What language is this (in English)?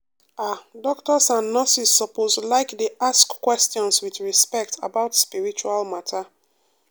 Nigerian Pidgin